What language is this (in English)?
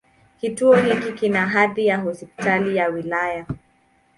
Swahili